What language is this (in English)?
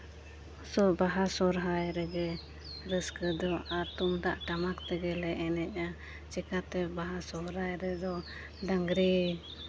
Santali